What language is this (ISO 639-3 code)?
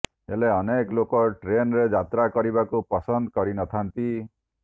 ori